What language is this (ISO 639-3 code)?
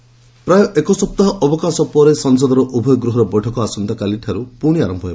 ori